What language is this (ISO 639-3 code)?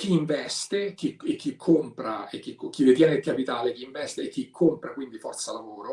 ita